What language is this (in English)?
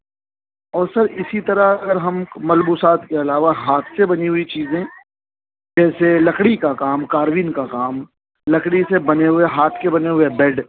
Urdu